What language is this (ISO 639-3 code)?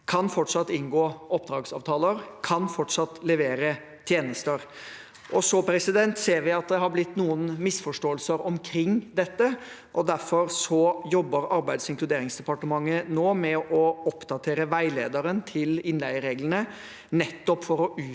nor